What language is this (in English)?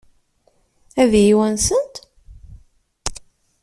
Kabyle